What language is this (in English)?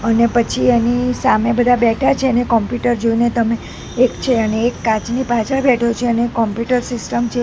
Gujarati